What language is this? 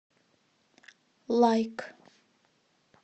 Russian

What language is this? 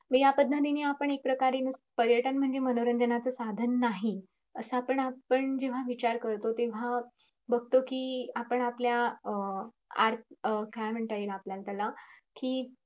Marathi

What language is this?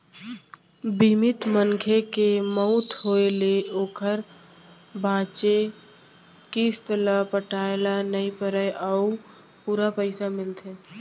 Chhattisgarhi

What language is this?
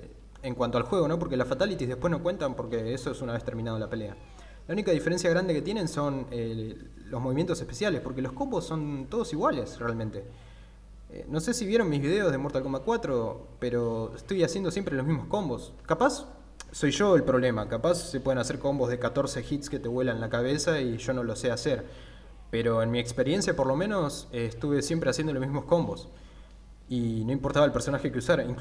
Spanish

